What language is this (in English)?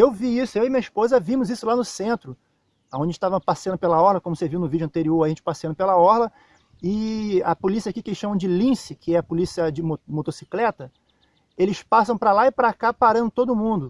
Portuguese